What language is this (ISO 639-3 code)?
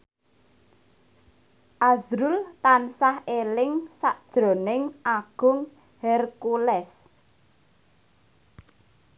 jav